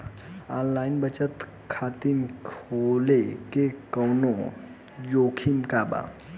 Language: Bhojpuri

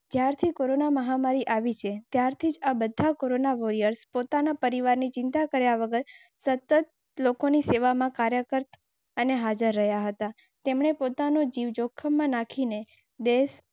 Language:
Gujarati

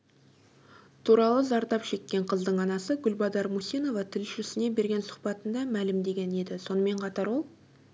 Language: Kazakh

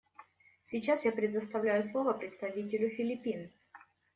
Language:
Russian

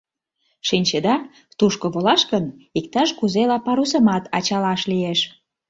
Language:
Mari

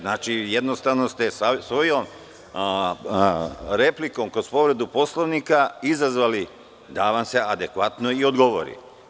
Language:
Serbian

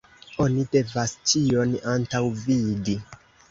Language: Esperanto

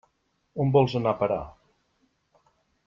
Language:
Catalan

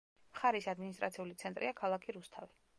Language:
Georgian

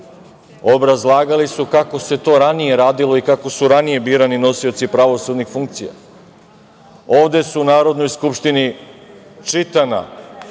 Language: Serbian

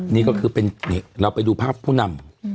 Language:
Thai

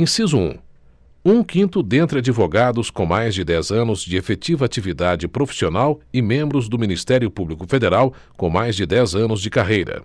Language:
Portuguese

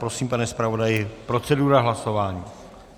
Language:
Czech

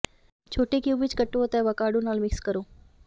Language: Punjabi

